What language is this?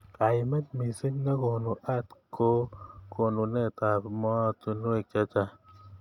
Kalenjin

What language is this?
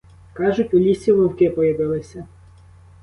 Ukrainian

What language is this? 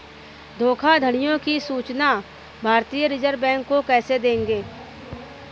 Hindi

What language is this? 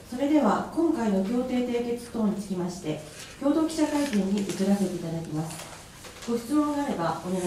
Japanese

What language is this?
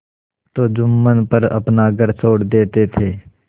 Hindi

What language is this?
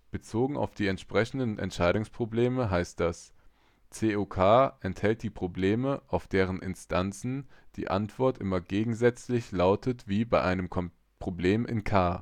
German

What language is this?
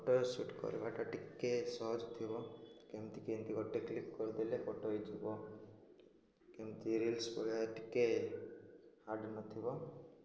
Odia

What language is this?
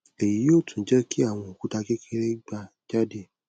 Yoruba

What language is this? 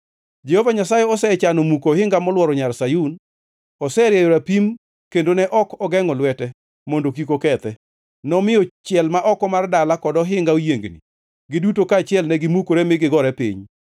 Luo (Kenya and Tanzania)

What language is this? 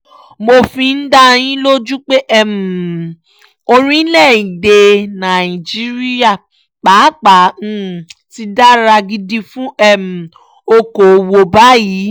Yoruba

